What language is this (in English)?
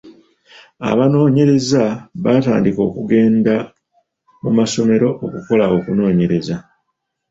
Ganda